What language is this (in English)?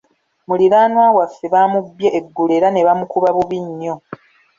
Ganda